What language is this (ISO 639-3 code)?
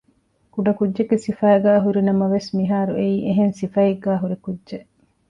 div